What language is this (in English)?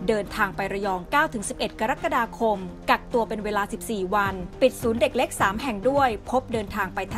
Thai